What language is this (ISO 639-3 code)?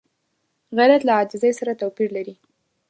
pus